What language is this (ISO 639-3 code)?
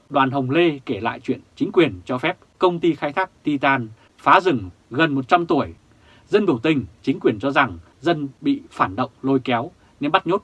vie